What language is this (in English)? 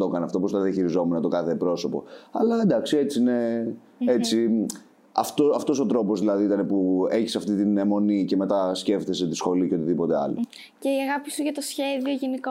Greek